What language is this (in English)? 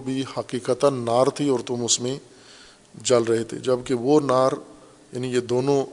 Urdu